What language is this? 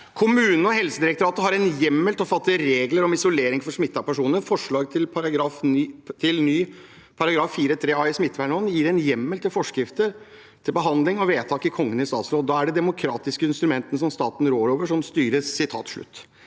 Norwegian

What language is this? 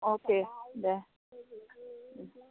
Bodo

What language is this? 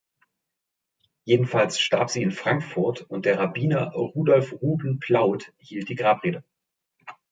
German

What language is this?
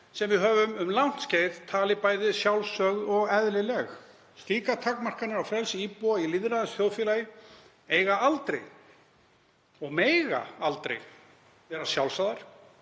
Icelandic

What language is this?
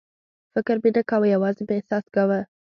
Pashto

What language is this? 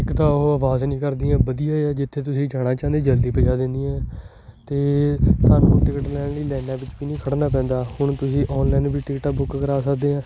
Punjabi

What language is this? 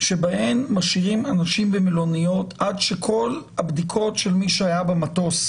Hebrew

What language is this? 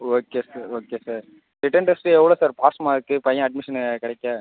Tamil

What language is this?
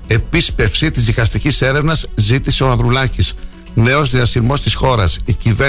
Greek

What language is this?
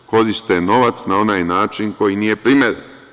Serbian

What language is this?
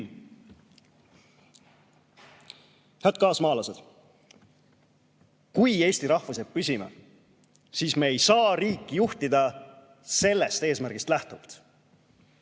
Estonian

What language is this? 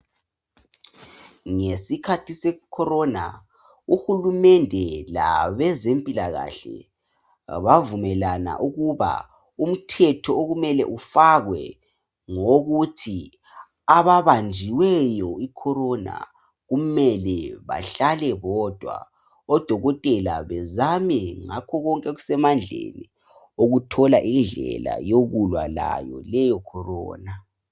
North Ndebele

